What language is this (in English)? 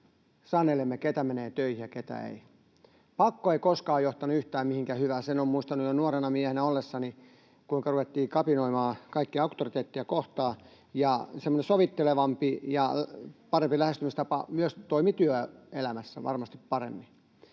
Finnish